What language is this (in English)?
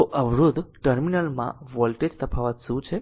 Gujarati